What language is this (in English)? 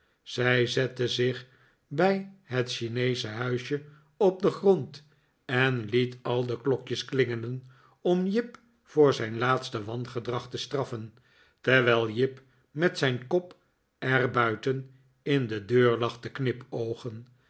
Dutch